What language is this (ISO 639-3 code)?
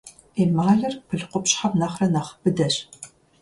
kbd